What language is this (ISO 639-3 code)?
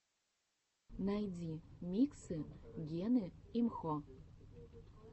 rus